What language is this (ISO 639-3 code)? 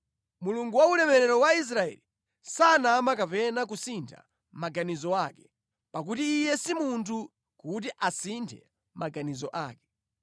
nya